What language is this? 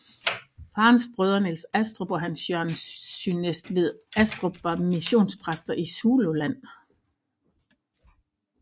Danish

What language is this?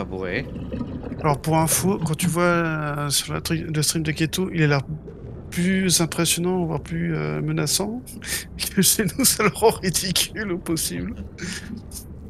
French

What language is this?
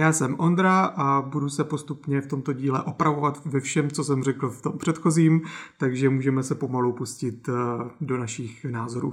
Czech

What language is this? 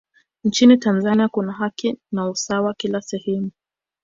Swahili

